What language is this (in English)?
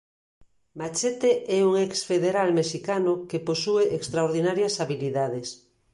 Galician